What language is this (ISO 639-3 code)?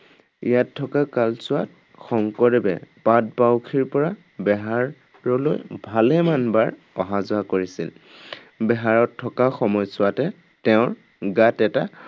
asm